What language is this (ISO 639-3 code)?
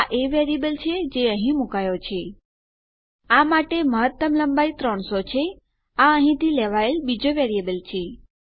guj